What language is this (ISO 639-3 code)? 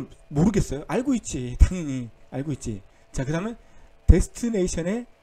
kor